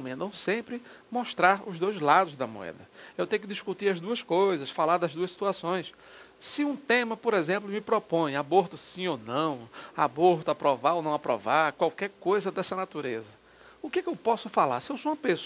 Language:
Portuguese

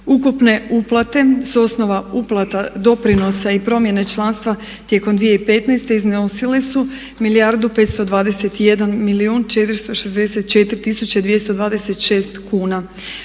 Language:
Croatian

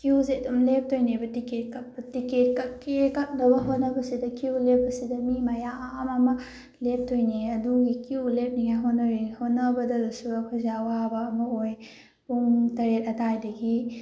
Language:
Manipuri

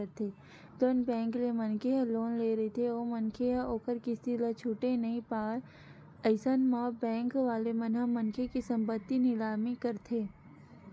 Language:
Chhattisgarhi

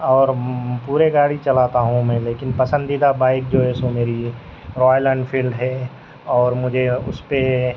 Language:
Urdu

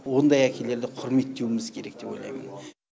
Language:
Kazakh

